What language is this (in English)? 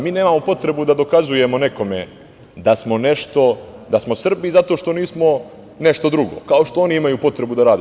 Serbian